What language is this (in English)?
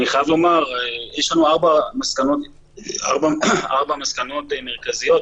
Hebrew